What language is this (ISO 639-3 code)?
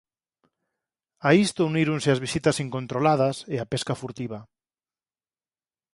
glg